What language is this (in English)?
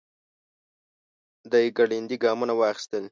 Pashto